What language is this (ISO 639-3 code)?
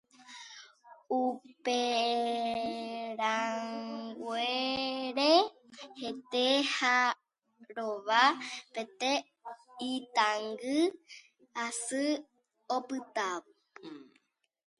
grn